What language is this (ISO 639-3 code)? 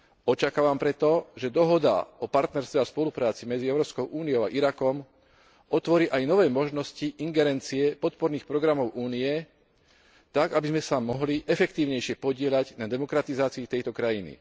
slk